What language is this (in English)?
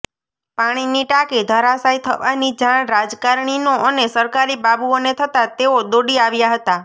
Gujarati